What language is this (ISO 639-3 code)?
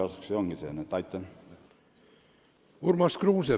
est